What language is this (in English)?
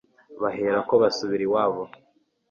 Kinyarwanda